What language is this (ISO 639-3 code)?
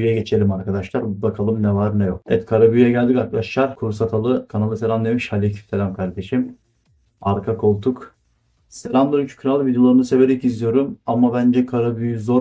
tur